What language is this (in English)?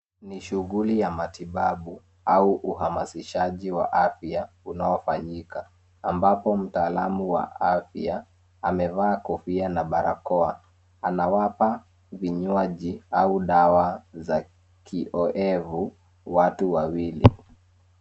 Swahili